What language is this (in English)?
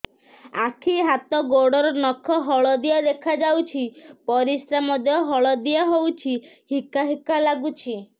Odia